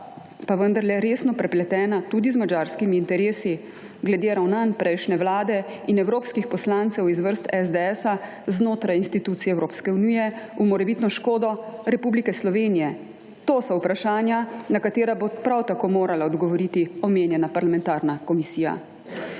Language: Slovenian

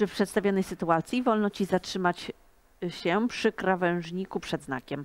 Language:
Polish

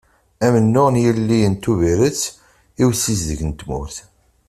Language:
Kabyle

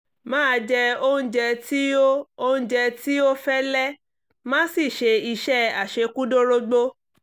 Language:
Yoruba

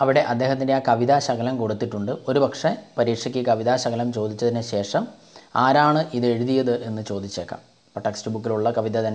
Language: Hindi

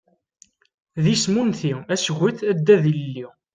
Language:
Kabyle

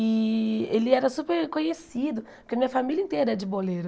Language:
Portuguese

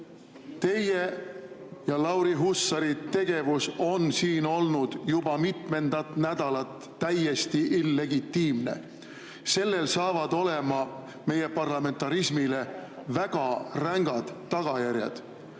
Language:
Estonian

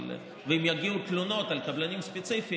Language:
Hebrew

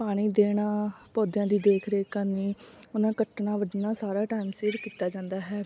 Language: Punjabi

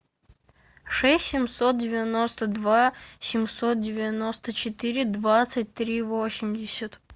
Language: Russian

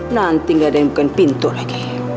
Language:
Indonesian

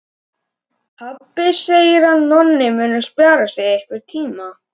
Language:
Icelandic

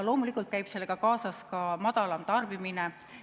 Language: Estonian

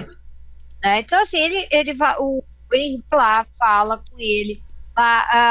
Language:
Portuguese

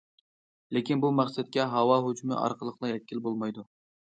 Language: Uyghur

